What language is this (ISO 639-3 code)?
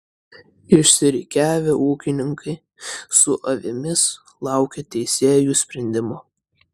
lit